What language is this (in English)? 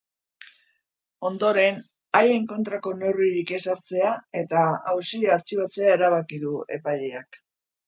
Basque